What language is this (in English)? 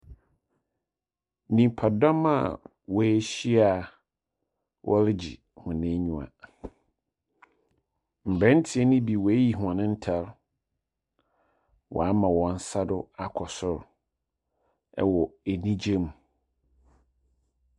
Akan